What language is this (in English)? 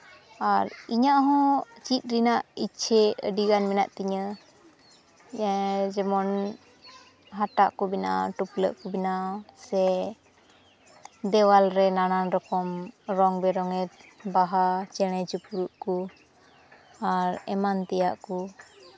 Santali